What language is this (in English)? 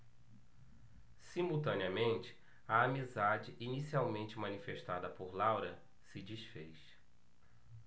Portuguese